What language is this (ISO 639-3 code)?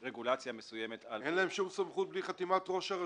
heb